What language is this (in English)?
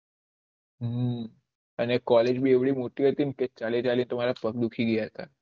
Gujarati